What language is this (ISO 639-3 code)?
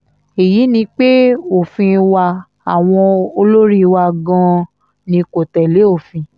yor